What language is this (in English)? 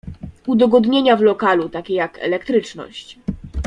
Polish